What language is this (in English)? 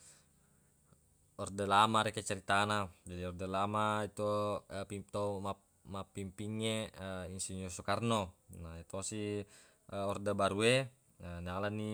Buginese